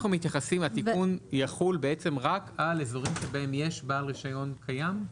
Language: Hebrew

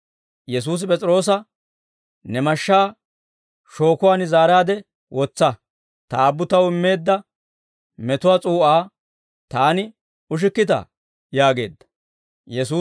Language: Dawro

